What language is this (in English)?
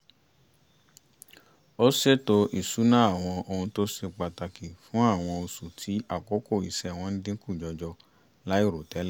Yoruba